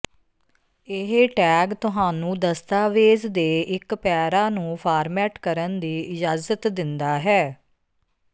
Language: Punjabi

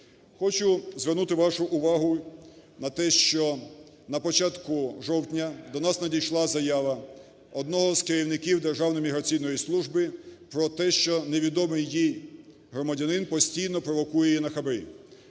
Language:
Ukrainian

